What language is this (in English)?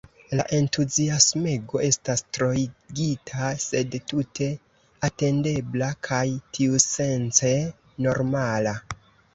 Esperanto